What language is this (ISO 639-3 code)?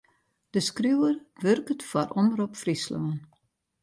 fry